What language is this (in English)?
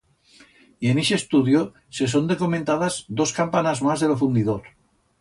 Aragonese